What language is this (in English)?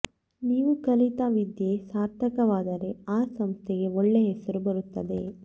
Kannada